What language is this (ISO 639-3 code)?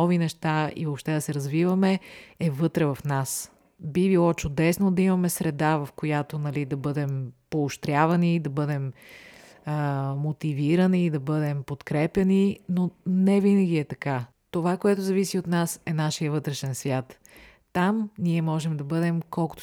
bul